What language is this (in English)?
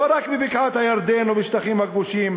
Hebrew